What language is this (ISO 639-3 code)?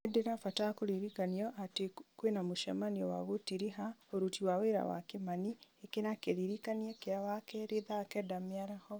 kik